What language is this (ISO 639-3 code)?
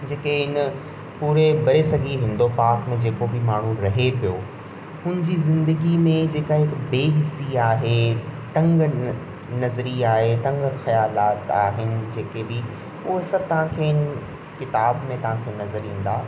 snd